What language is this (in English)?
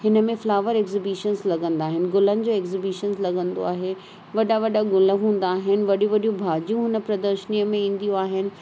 Sindhi